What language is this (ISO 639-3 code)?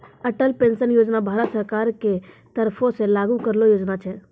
mai